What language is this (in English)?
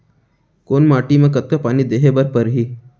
Chhattisgarhi